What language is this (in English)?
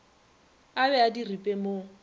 Northern Sotho